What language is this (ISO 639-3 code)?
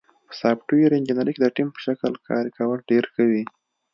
pus